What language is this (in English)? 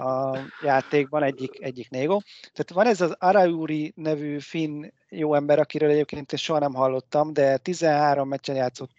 Hungarian